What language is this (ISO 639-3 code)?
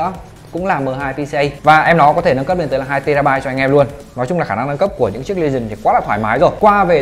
vie